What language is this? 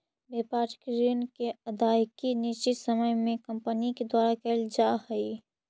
Magahi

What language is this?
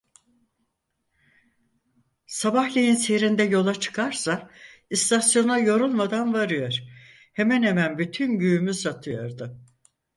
Turkish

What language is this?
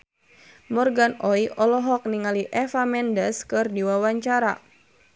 Sundanese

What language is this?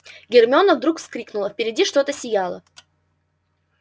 Russian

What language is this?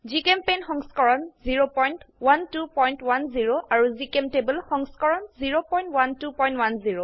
Assamese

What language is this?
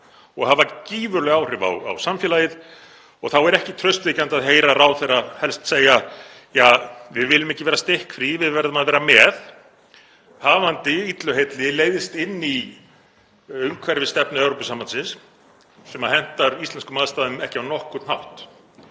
Icelandic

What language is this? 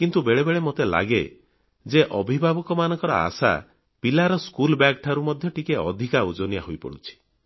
Odia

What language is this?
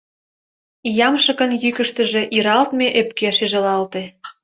Mari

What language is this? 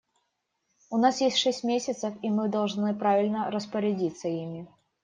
Russian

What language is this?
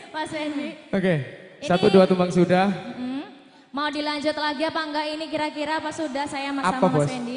Indonesian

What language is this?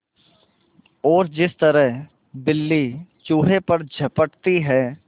Hindi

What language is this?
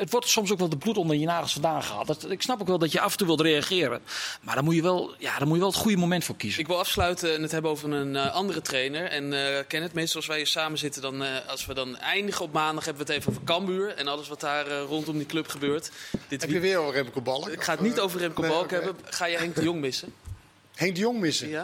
Dutch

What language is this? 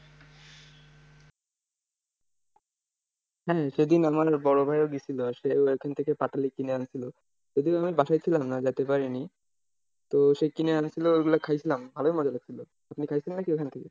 Bangla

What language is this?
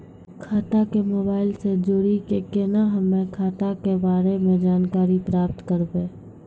Maithili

